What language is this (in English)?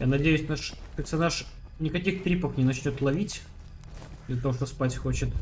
Russian